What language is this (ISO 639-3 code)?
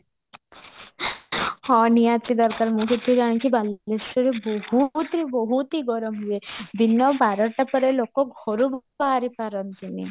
ori